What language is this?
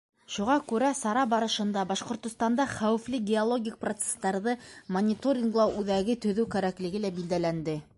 Bashkir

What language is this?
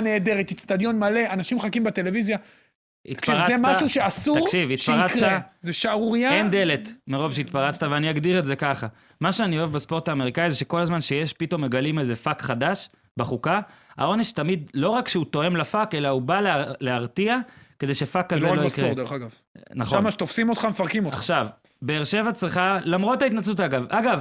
Hebrew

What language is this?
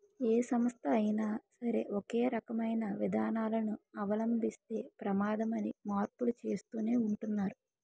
Telugu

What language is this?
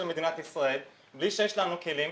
Hebrew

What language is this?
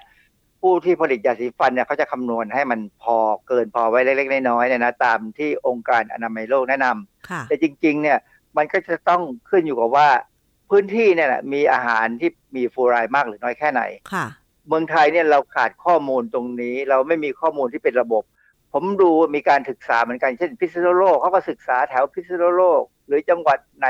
Thai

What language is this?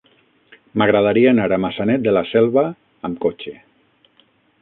Catalan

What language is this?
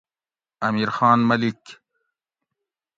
Gawri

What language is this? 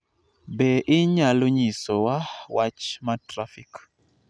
Luo (Kenya and Tanzania)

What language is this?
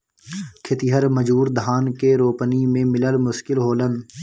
Bhojpuri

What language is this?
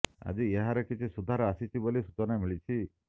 Odia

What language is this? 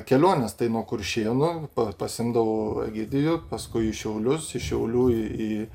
Lithuanian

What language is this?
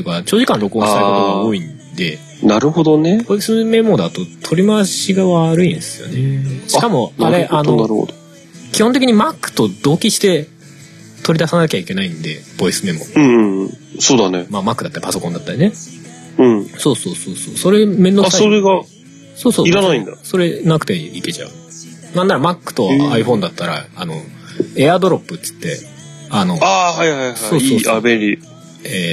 Japanese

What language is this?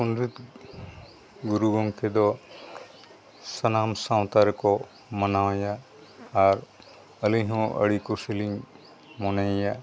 Santali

